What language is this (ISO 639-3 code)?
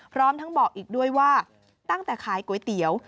tha